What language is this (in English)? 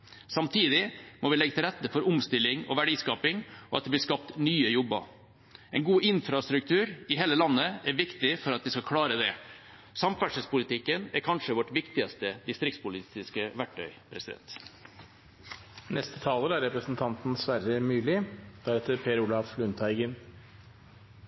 Norwegian Bokmål